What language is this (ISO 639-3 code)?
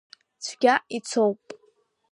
abk